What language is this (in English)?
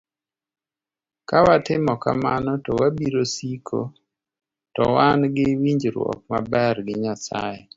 Luo (Kenya and Tanzania)